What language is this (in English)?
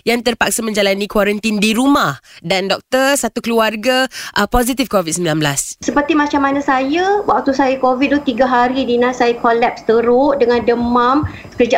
Malay